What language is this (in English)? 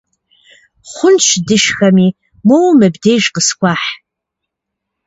Kabardian